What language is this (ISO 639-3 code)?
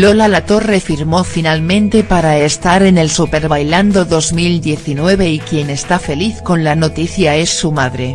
spa